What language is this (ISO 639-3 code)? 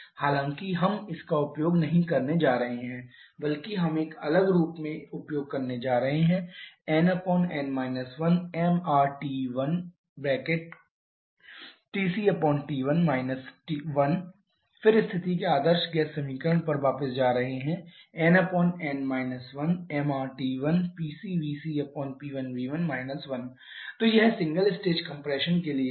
hin